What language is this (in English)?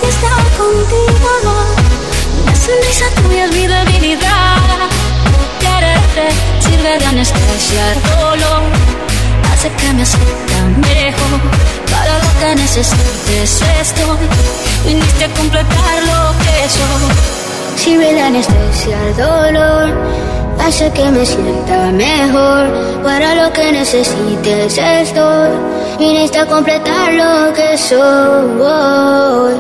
Italian